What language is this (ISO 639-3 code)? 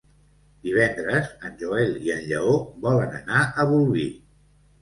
cat